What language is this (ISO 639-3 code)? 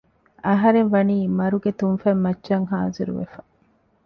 div